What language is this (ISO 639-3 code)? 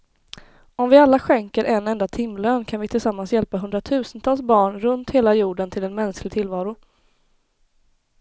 swe